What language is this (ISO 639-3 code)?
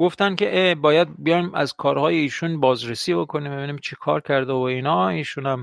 fas